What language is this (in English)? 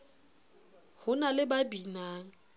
Southern Sotho